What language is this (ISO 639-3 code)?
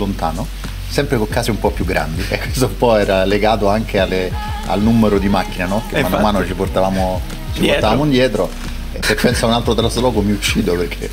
ita